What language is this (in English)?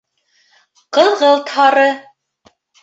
Bashkir